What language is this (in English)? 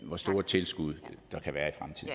Danish